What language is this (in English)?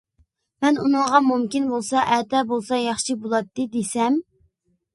Uyghur